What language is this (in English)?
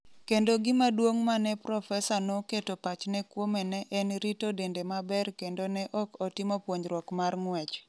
Luo (Kenya and Tanzania)